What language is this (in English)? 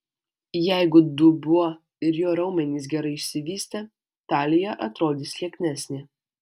Lithuanian